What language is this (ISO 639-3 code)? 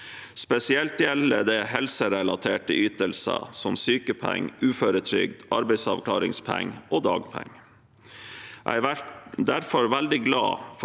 nor